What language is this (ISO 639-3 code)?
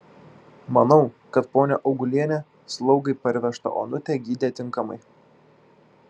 lit